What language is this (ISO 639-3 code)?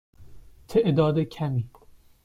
fas